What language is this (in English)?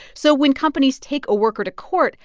English